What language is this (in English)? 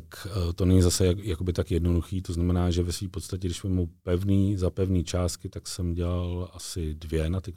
Czech